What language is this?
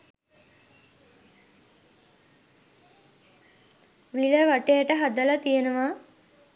Sinhala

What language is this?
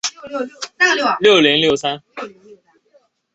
Chinese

